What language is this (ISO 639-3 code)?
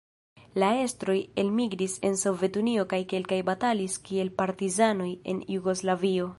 epo